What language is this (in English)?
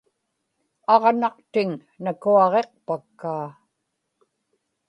Inupiaq